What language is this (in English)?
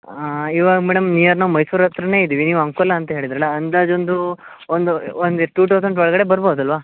Kannada